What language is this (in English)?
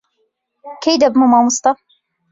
Central Kurdish